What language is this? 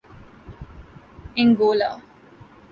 Urdu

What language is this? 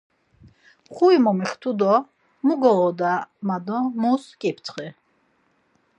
Laz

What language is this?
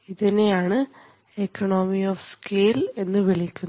Malayalam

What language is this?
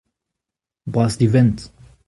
Breton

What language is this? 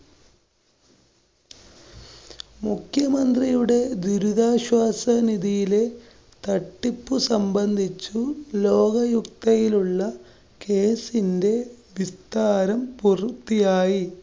Malayalam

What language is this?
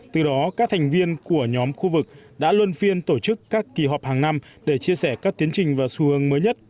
Vietnamese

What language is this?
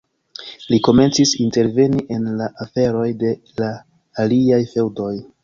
Esperanto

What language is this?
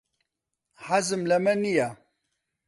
Central Kurdish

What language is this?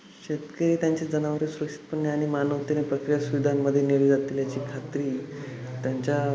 Marathi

